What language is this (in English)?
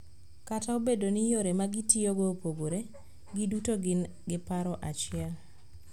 Luo (Kenya and Tanzania)